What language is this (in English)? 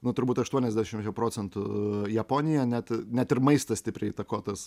Lithuanian